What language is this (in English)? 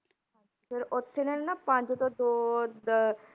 Punjabi